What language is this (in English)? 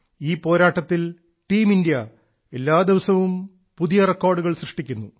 Malayalam